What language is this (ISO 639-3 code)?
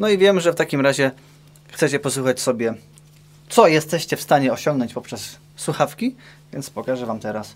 pol